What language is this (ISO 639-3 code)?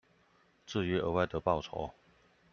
zho